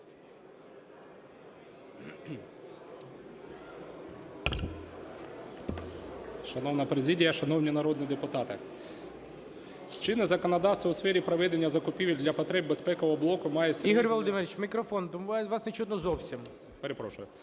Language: Ukrainian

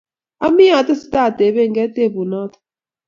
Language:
Kalenjin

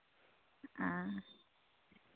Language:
Santali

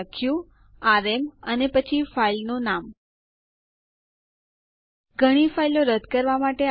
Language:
Gujarati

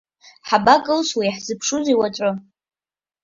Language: Abkhazian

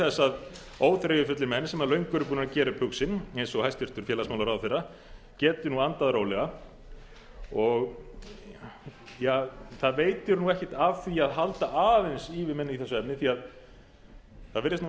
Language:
Icelandic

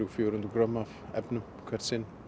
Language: Icelandic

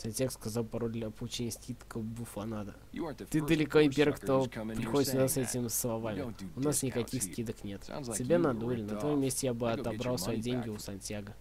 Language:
Russian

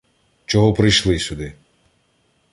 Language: Ukrainian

